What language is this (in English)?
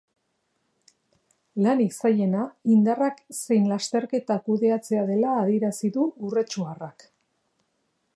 Basque